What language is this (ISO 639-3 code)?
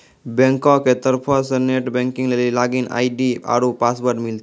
mai